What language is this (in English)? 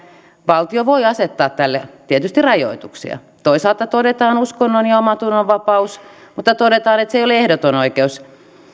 Finnish